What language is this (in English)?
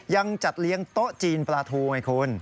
Thai